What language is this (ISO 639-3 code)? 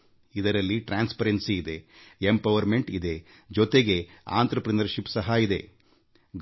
kan